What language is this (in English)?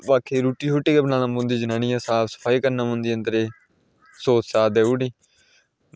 Dogri